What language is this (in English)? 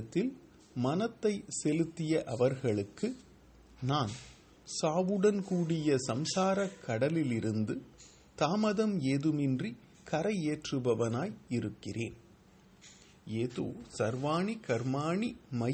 Tamil